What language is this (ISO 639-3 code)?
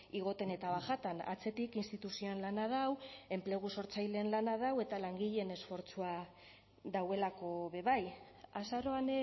eus